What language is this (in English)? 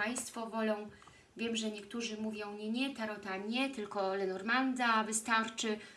Polish